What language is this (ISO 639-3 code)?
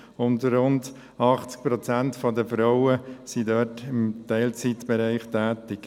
gsw